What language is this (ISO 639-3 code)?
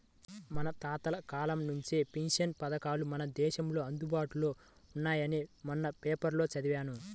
tel